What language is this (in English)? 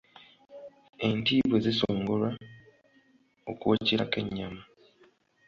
Ganda